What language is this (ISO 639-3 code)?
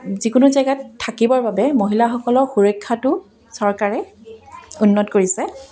asm